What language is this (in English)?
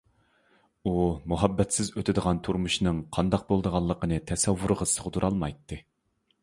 Uyghur